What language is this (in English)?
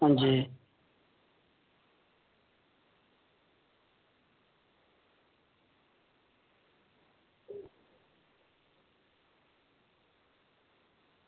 Dogri